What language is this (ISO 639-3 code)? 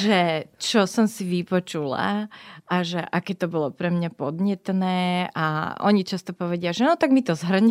slk